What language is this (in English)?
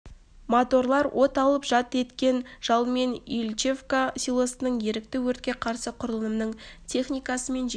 Kazakh